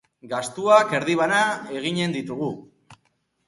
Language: Basque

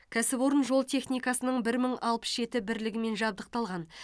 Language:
Kazakh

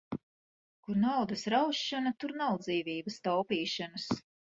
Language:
Latvian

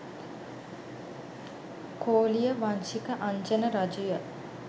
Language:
Sinhala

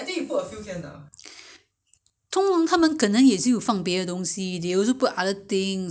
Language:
English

